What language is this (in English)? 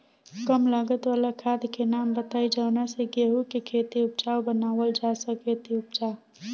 Bhojpuri